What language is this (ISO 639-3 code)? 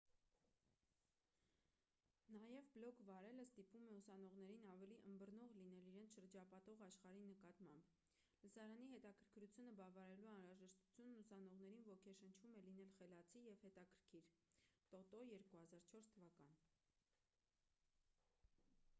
hye